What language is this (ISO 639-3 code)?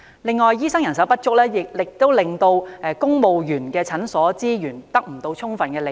yue